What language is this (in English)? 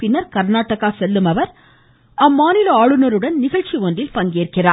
Tamil